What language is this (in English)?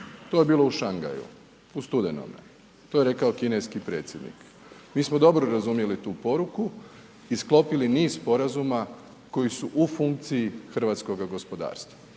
Croatian